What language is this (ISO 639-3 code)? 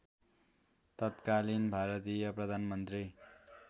nep